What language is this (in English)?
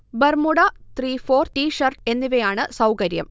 Malayalam